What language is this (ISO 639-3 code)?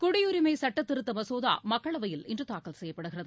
tam